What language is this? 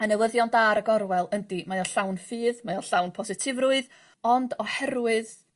Welsh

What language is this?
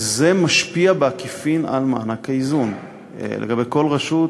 Hebrew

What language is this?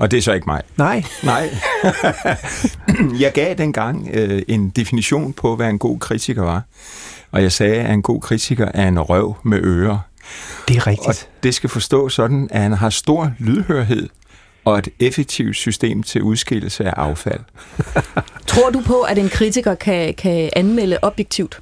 Danish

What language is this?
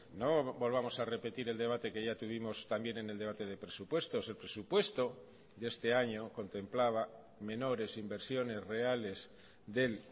Spanish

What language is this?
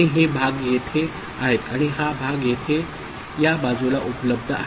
Marathi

